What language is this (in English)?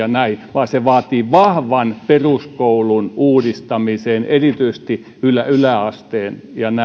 Finnish